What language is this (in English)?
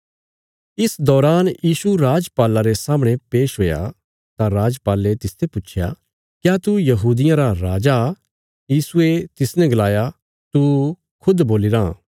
Bilaspuri